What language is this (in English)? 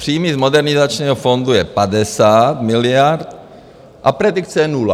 Czech